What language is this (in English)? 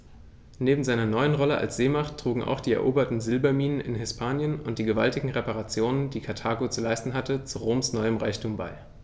German